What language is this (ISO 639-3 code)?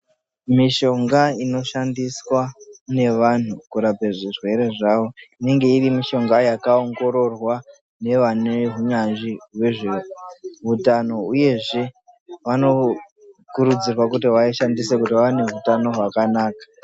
ndc